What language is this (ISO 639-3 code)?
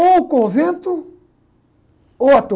por